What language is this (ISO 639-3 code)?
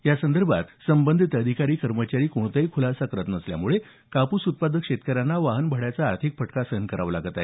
mar